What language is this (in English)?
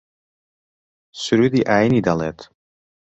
Central Kurdish